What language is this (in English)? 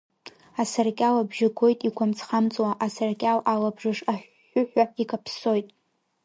Abkhazian